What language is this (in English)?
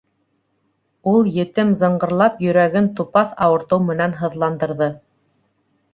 Bashkir